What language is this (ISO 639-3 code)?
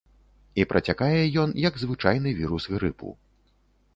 bel